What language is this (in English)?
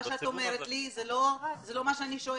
Hebrew